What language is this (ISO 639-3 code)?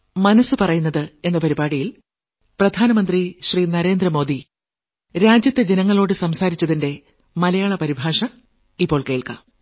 mal